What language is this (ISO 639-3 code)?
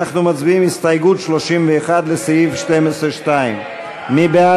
heb